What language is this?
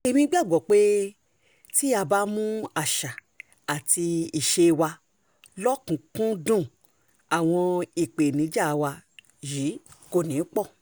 Yoruba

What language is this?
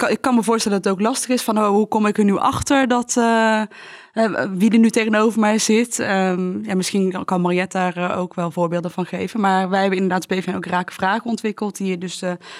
Dutch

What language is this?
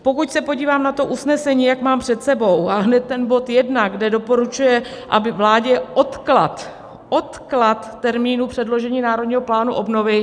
Czech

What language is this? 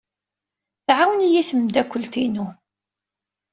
Kabyle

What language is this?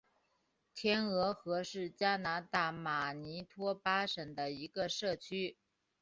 Chinese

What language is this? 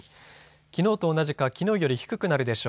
Japanese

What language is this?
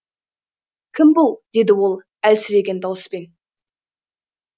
Kazakh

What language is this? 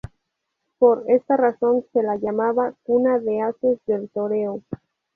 Spanish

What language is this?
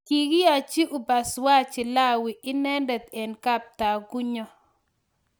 Kalenjin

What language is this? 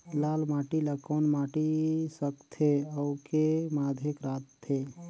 Chhattisgarhi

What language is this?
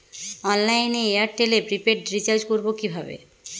Bangla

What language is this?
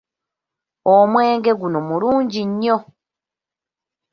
Ganda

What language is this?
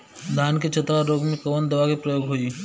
Bhojpuri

